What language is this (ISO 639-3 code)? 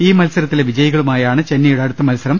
mal